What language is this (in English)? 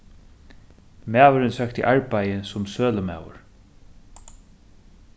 Faroese